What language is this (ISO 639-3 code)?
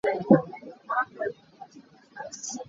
cnh